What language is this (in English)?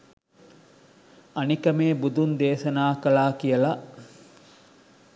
Sinhala